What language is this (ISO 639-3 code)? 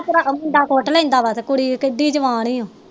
pan